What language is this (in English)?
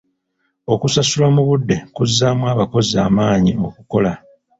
Ganda